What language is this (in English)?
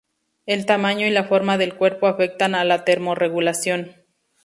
Spanish